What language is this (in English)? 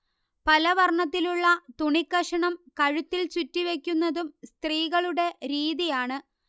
Malayalam